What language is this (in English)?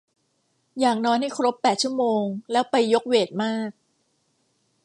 Thai